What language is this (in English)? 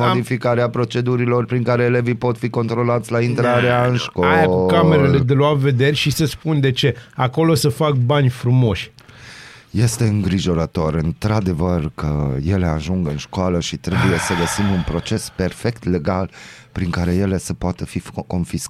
Romanian